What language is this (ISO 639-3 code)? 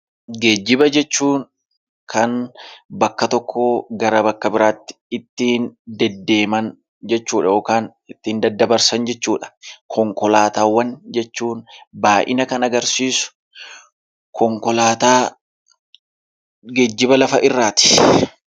orm